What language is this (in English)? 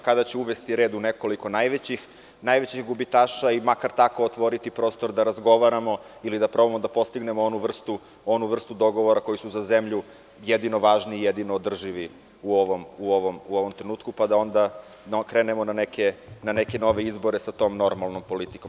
Serbian